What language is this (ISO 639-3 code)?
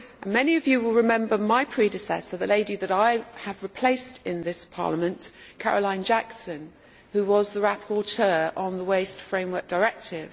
eng